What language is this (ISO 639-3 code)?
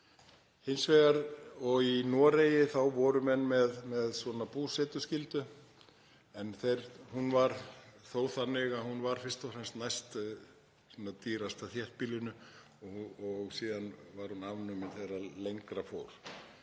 isl